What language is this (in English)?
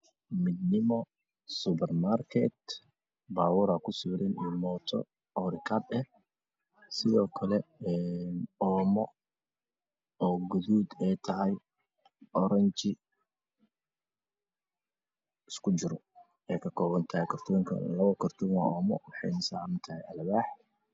Somali